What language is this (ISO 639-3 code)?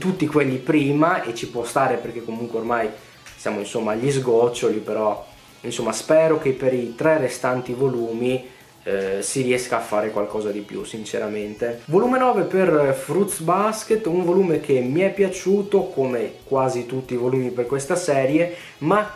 ita